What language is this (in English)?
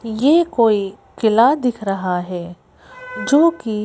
Hindi